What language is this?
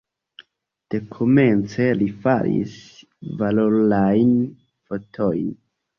Esperanto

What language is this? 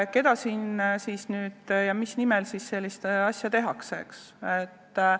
Estonian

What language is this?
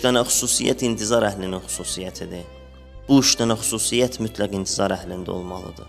Turkish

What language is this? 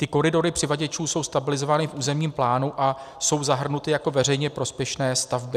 Czech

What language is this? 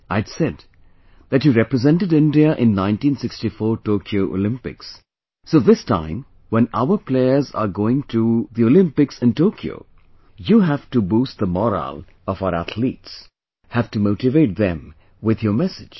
English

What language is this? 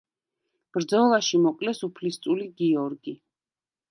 Georgian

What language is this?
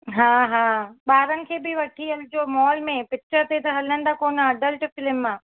Sindhi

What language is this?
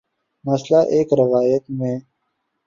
Urdu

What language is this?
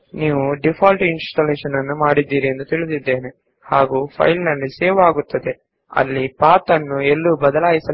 Kannada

